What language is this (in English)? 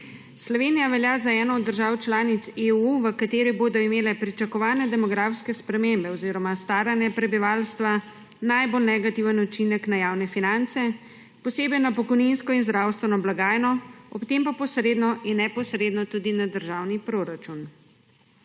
Slovenian